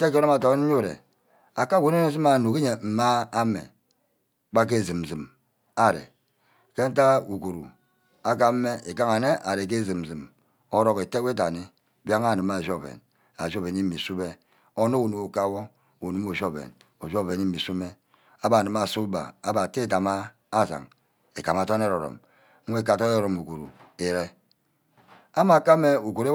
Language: Ubaghara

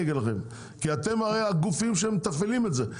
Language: Hebrew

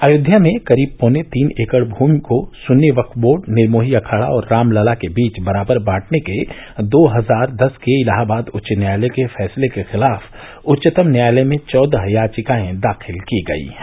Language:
Hindi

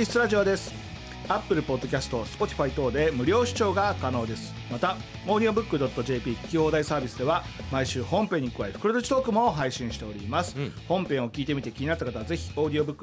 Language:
Japanese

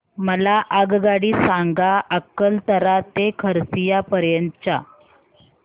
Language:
Marathi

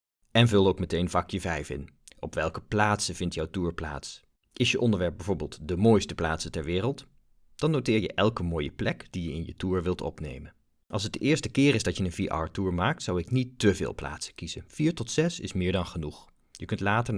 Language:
Dutch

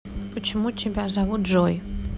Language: Russian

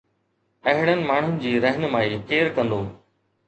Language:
Sindhi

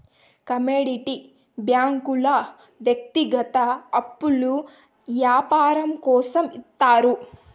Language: Telugu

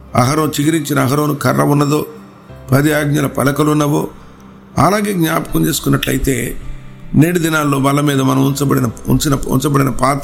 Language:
Telugu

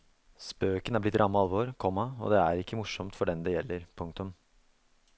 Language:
Norwegian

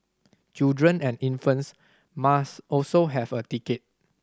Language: English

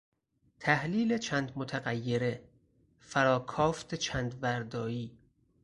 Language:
Persian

